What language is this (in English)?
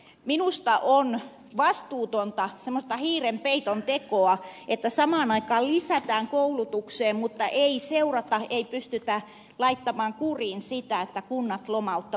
Finnish